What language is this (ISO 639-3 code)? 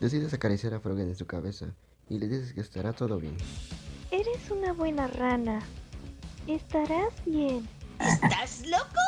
spa